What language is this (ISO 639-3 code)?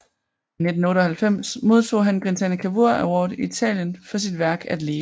dan